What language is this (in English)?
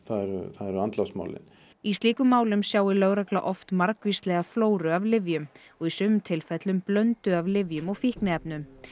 Icelandic